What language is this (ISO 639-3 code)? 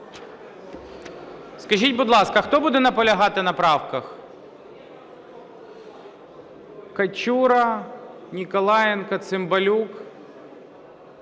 ukr